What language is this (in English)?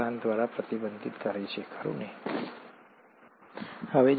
Gujarati